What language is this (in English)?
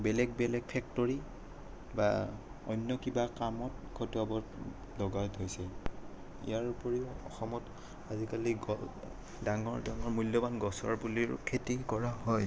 Assamese